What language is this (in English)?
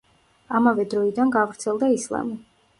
Georgian